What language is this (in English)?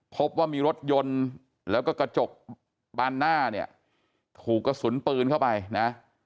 Thai